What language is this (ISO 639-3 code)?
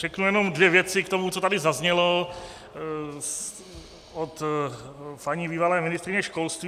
ces